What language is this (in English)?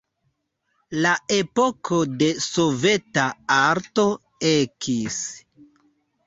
Esperanto